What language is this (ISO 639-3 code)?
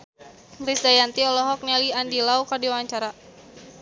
sun